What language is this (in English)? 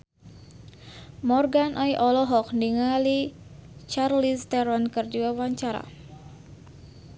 Sundanese